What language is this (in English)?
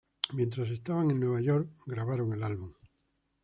Spanish